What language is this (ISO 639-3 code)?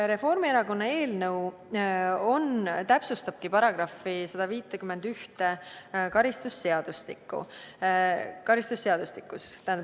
est